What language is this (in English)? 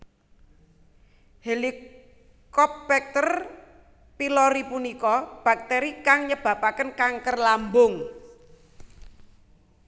Javanese